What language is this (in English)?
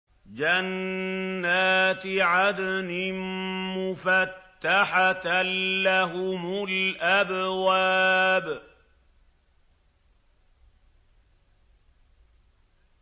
Arabic